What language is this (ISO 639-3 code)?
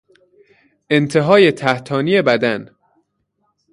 fas